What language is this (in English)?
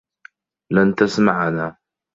Arabic